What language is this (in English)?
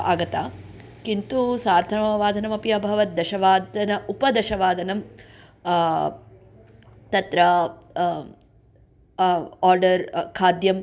Sanskrit